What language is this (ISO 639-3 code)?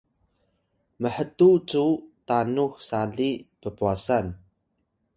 tay